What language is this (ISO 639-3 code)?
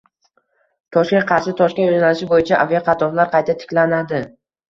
uzb